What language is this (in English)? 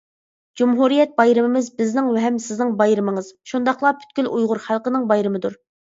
Uyghur